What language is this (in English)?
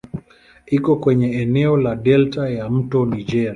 Swahili